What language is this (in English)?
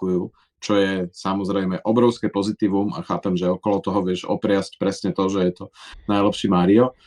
Slovak